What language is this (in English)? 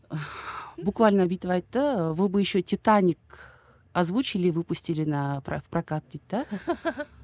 Kazakh